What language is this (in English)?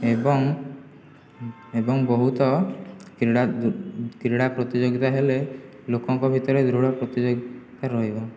Odia